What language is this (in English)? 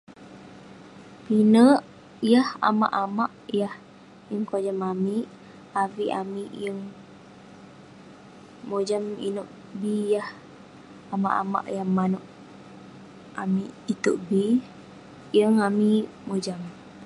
Western Penan